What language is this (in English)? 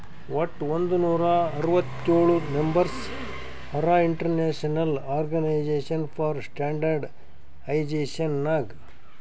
Kannada